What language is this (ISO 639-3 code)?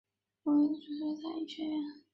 zho